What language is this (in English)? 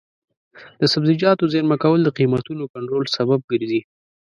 Pashto